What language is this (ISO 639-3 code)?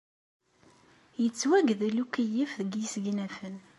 kab